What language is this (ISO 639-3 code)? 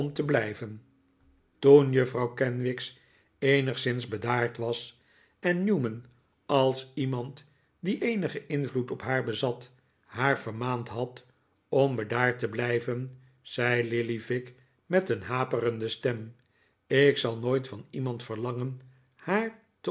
nld